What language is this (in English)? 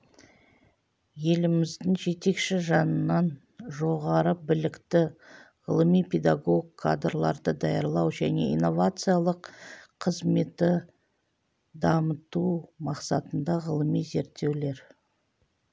Kazakh